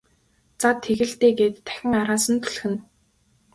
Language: Mongolian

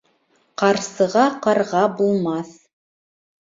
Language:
Bashkir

